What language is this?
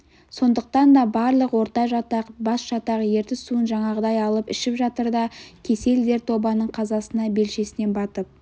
Kazakh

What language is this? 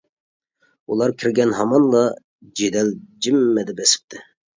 Uyghur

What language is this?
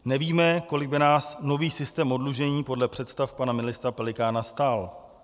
Czech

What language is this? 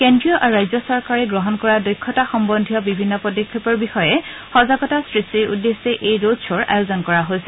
Assamese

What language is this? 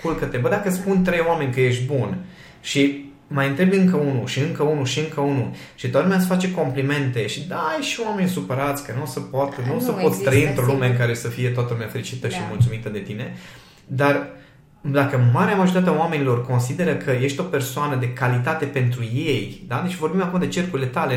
Romanian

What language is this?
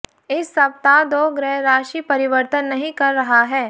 Hindi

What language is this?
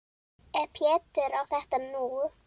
Icelandic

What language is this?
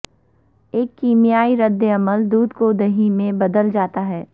Urdu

